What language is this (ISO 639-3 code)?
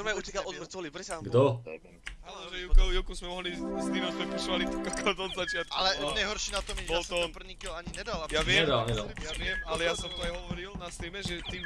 slk